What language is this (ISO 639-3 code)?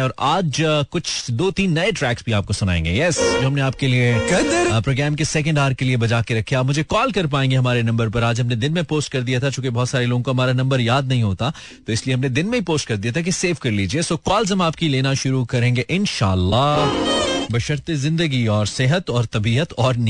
hin